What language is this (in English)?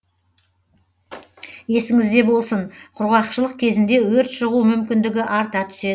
Kazakh